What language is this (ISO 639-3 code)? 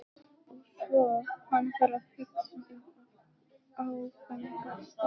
isl